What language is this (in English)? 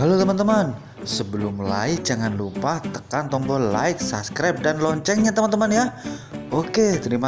Indonesian